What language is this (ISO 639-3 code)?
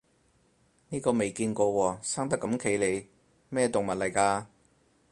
yue